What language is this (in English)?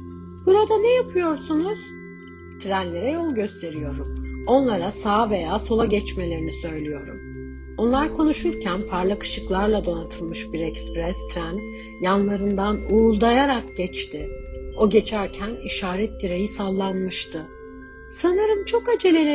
Turkish